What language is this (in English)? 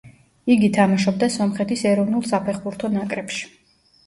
Georgian